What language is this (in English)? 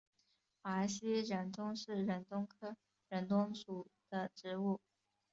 Chinese